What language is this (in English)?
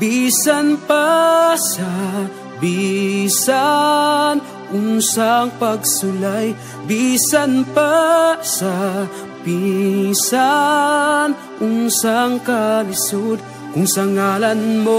Indonesian